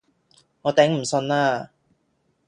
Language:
Cantonese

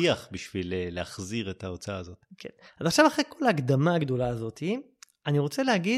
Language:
Hebrew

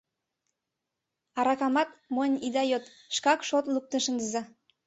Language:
Mari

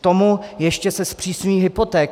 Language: Czech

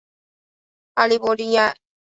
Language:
Chinese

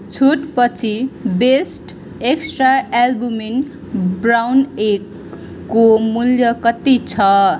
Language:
Nepali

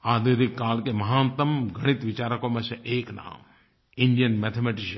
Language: Hindi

